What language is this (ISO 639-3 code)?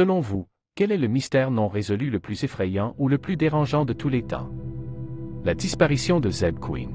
fra